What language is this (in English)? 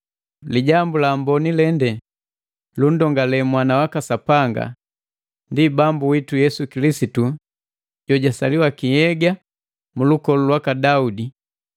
Matengo